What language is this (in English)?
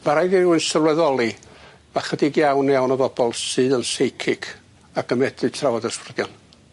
Welsh